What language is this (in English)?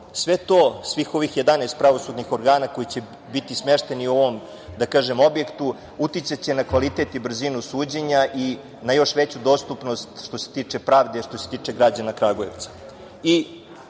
Serbian